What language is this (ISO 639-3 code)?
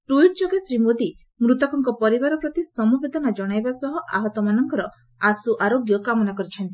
ori